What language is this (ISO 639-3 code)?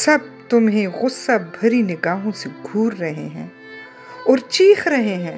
urd